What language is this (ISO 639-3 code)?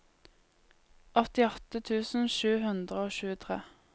nor